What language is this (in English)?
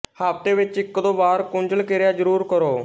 Punjabi